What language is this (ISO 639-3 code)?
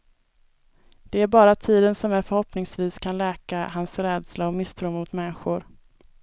swe